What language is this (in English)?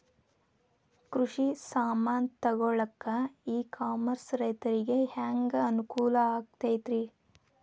Kannada